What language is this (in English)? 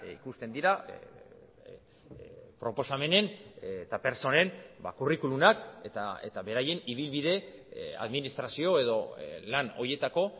Basque